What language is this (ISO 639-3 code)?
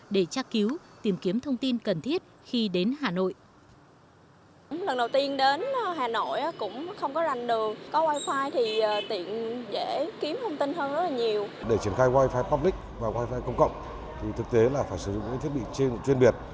vie